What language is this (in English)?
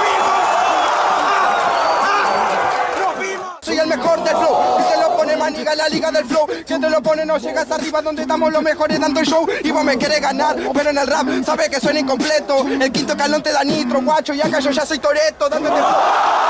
Spanish